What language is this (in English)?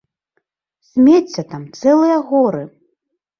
Belarusian